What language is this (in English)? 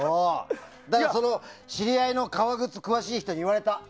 Japanese